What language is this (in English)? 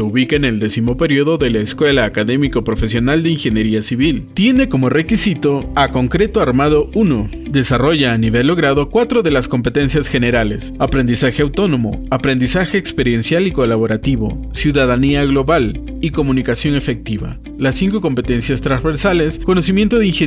Spanish